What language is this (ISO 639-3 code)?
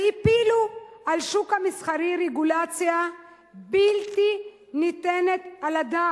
heb